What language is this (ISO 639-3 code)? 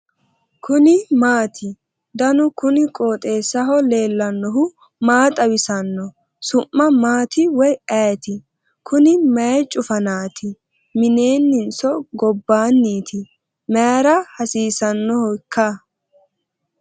sid